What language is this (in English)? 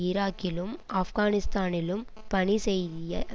Tamil